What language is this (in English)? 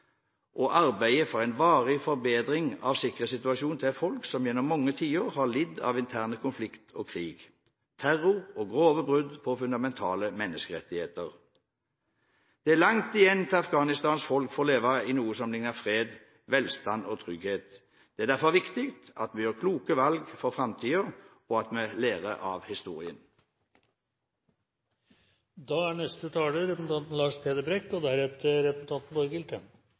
Norwegian Bokmål